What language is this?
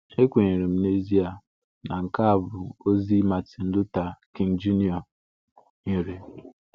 Igbo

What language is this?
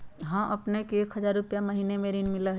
Magahi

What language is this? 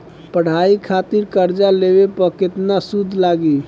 Bhojpuri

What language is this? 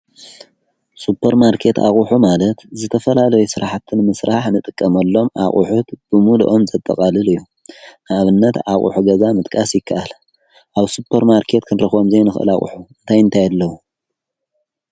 Tigrinya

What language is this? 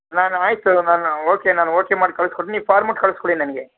Kannada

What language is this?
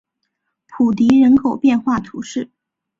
Chinese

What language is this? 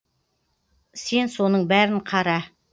Kazakh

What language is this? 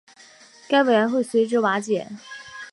Chinese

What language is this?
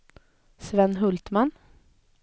Swedish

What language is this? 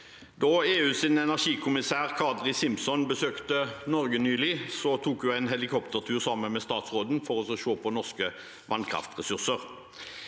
Norwegian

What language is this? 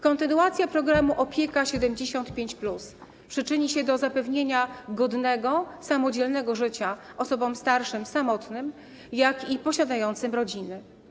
Polish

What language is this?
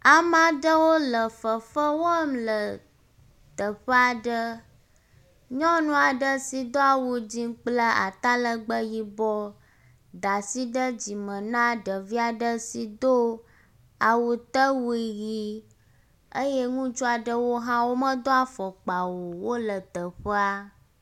Ewe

